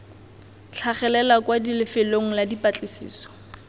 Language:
Tswana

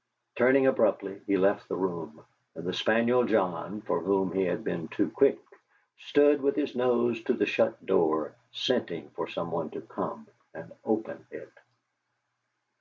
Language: English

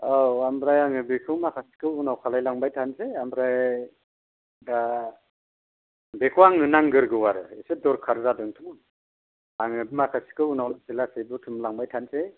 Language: Bodo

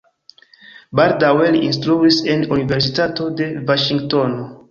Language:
Esperanto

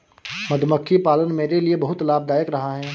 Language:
Hindi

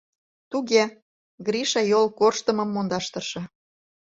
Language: Mari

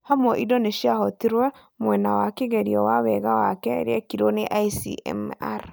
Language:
Kikuyu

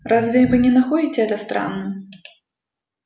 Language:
Russian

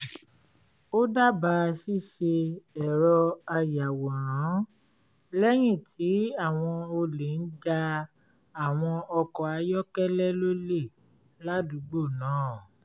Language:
Yoruba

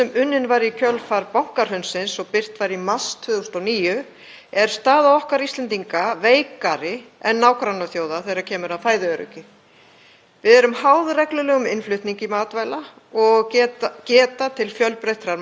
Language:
Icelandic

